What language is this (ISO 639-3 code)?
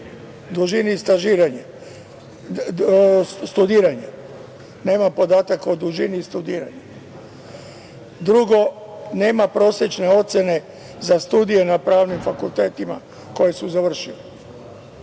srp